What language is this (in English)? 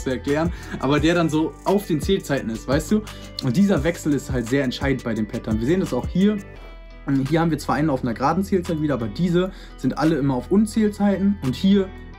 German